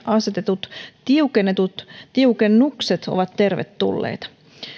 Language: Finnish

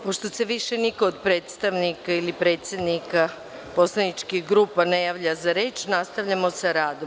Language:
Serbian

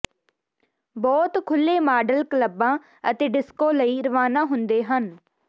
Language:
Punjabi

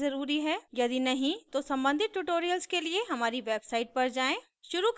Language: Hindi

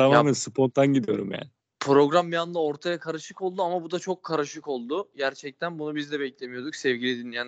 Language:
Turkish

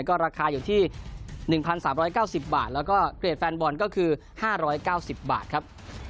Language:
Thai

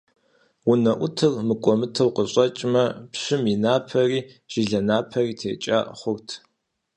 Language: Kabardian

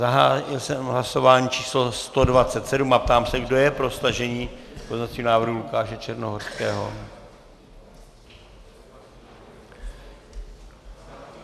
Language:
Czech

